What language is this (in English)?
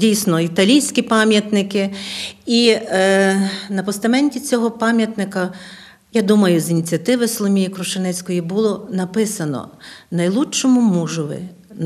Ukrainian